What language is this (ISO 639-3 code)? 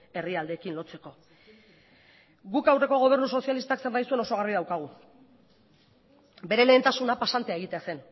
eus